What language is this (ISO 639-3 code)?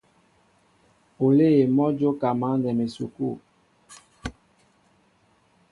mbo